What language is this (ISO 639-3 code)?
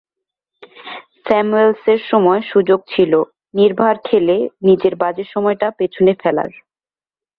ben